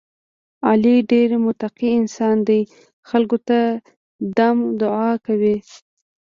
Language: Pashto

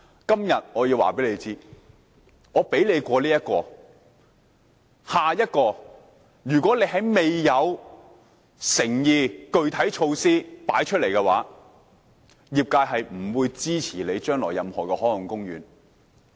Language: Cantonese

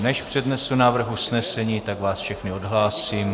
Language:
Czech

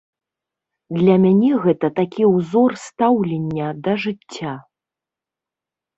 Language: Belarusian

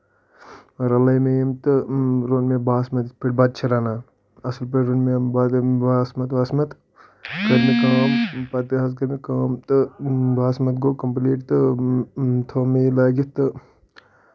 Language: Kashmiri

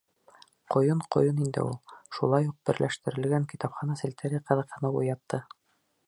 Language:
Bashkir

